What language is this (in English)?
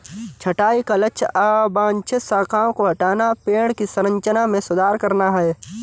Hindi